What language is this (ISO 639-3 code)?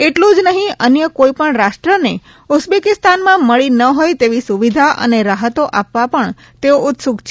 guj